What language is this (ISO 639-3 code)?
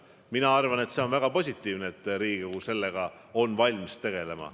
est